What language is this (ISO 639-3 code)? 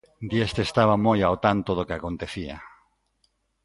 glg